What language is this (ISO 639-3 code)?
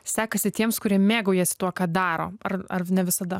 lit